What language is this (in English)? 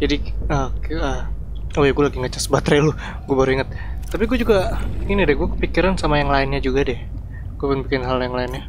Indonesian